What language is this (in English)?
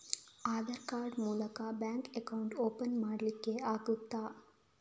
Kannada